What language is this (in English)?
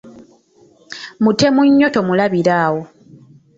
Ganda